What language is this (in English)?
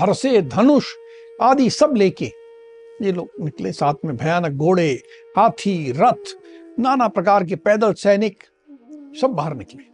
Hindi